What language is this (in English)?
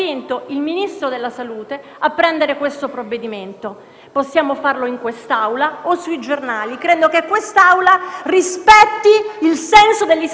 Italian